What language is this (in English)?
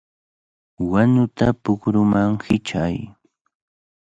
Cajatambo North Lima Quechua